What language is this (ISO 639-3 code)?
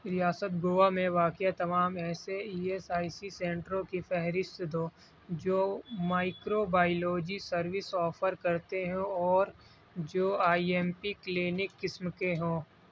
urd